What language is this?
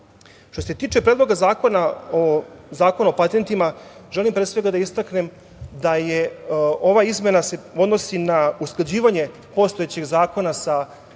Serbian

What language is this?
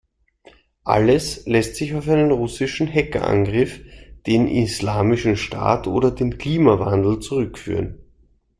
German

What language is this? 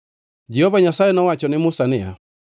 Luo (Kenya and Tanzania)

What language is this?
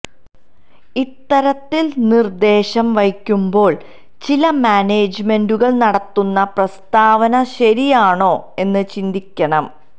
Malayalam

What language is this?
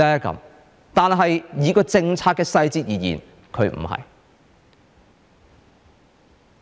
Cantonese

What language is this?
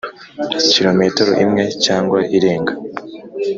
Kinyarwanda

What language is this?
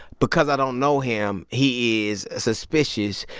English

